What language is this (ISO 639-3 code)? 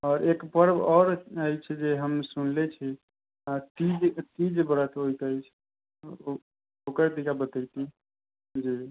mai